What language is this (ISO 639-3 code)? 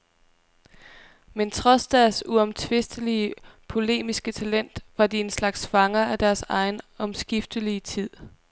dan